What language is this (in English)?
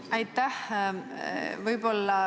Estonian